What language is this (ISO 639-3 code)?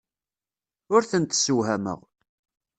kab